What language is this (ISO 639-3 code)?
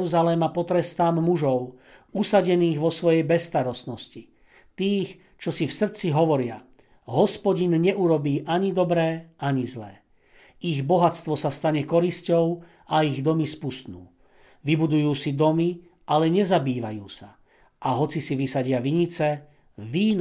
slk